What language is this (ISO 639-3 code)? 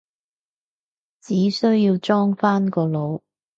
yue